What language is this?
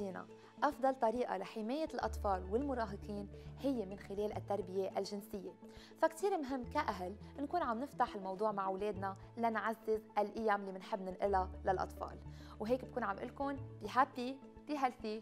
Arabic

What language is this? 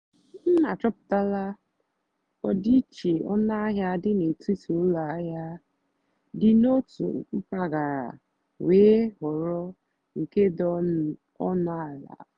Igbo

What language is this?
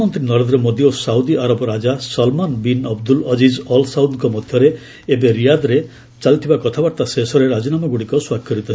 Odia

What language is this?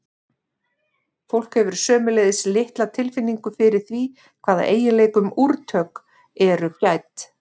Icelandic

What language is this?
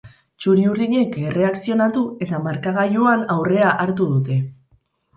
Basque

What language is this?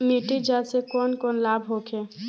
Bhojpuri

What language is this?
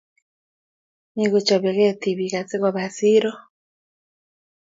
Kalenjin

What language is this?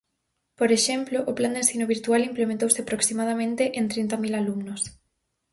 Galician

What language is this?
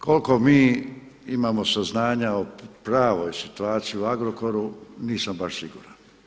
Croatian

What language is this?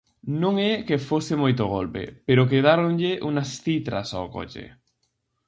Galician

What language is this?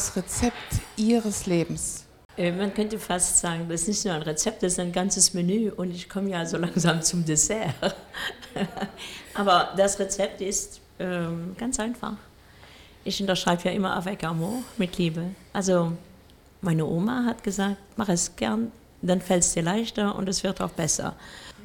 German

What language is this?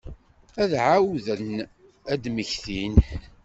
Kabyle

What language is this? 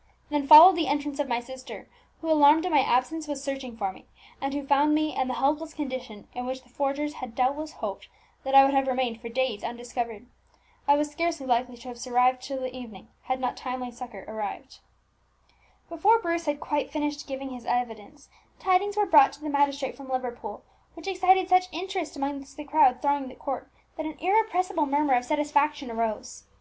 English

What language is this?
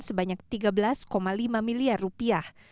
Indonesian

